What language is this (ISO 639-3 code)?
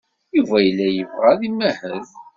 kab